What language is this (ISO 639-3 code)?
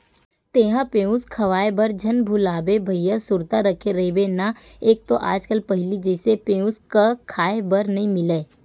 hne